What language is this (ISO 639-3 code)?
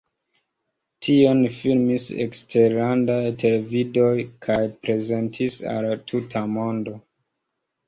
epo